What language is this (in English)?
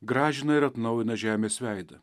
Lithuanian